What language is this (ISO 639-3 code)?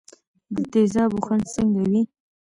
pus